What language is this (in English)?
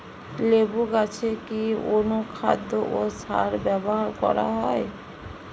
Bangla